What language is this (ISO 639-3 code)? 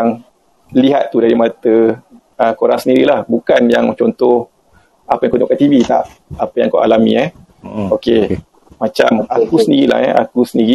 msa